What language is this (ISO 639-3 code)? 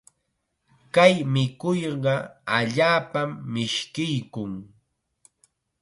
qxa